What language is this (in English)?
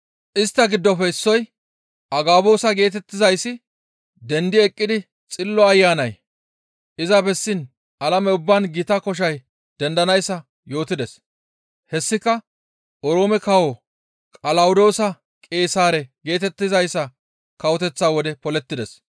Gamo